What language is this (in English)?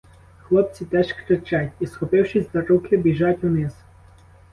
Ukrainian